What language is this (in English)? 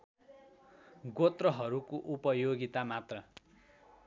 Nepali